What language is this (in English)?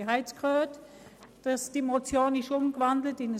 Swiss German